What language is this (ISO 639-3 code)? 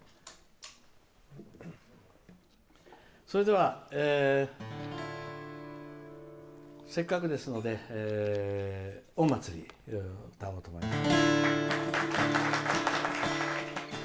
jpn